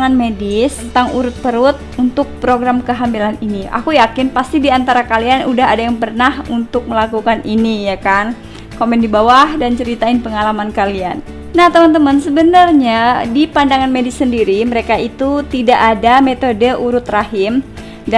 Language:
Indonesian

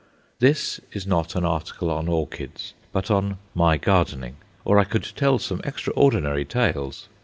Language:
English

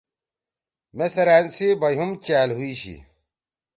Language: Torwali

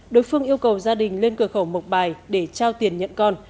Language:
Vietnamese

